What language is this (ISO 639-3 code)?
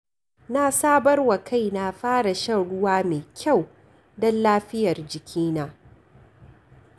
hau